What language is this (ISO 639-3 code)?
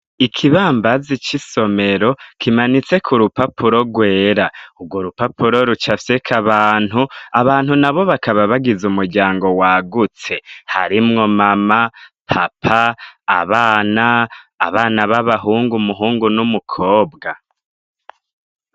run